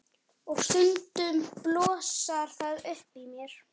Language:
Icelandic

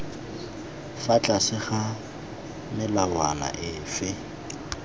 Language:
Tswana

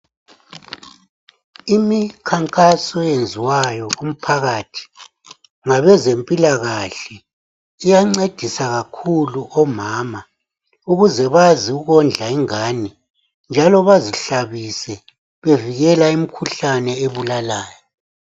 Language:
North Ndebele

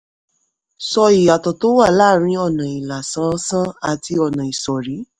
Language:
Yoruba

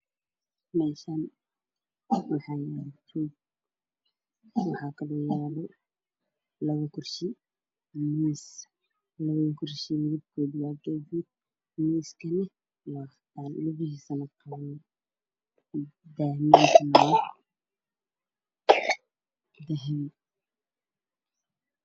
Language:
Somali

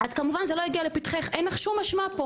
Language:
Hebrew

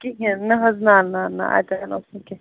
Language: Kashmiri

